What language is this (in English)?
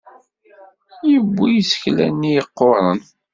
Kabyle